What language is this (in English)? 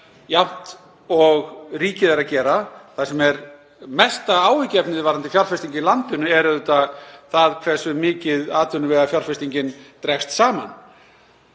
Icelandic